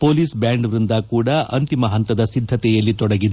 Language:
Kannada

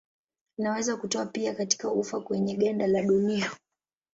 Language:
Swahili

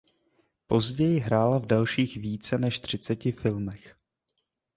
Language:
Czech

